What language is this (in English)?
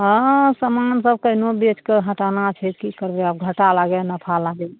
Maithili